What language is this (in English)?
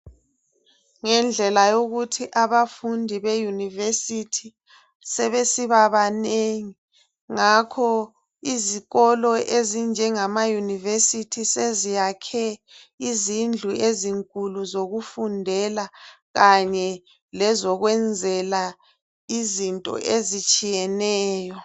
North Ndebele